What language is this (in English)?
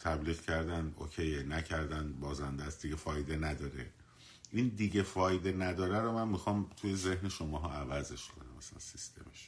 Persian